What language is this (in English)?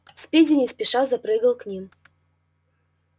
Russian